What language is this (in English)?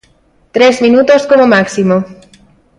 Galician